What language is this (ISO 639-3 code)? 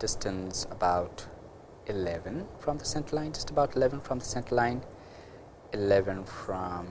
eng